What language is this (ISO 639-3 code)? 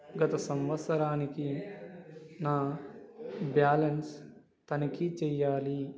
tel